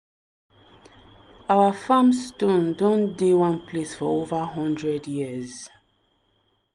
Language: Nigerian Pidgin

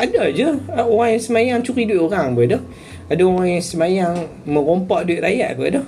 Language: Malay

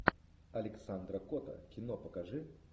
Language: Russian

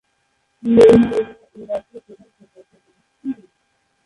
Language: Bangla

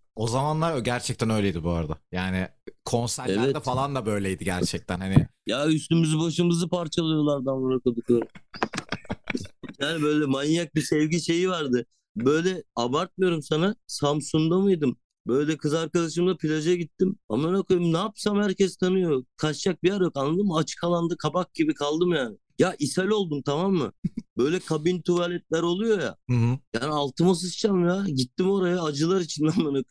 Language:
Turkish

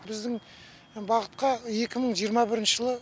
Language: Kazakh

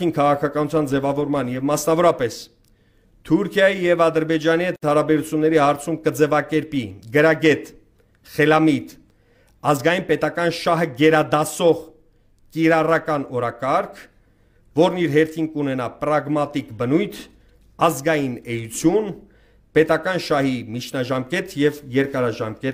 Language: Romanian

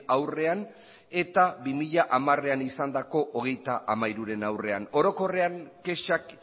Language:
Basque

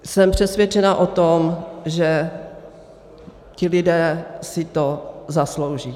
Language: Czech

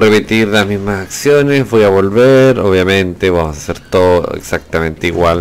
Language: Spanish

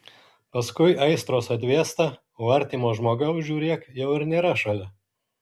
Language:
Lithuanian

